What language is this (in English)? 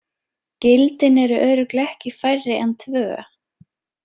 Icelandic